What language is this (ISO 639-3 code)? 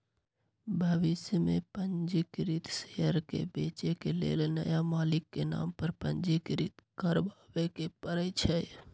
mag